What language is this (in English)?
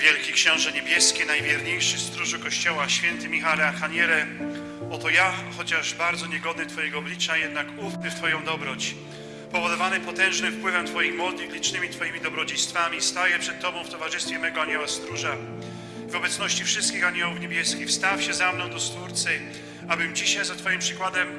Polish